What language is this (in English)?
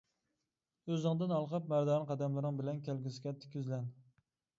Uyghur